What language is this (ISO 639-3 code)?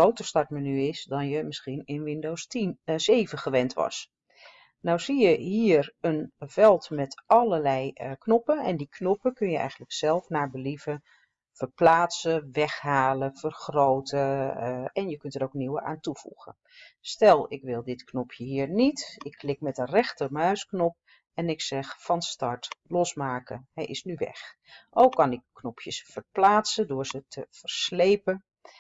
nld